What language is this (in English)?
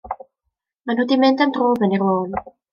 Welsh